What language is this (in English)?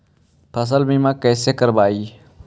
Magahi